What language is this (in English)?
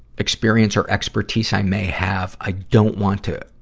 English